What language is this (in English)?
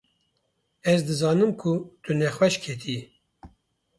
Kurdish